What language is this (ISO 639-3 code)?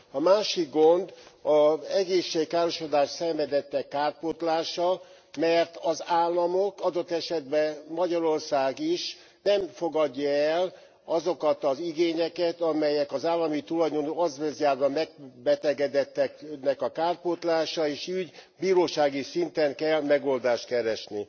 hun